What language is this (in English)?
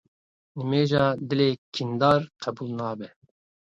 Kurdish